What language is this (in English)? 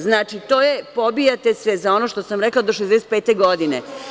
Serbian